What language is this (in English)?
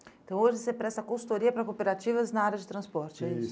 Portuguese